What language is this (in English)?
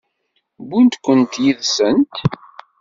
Kabyle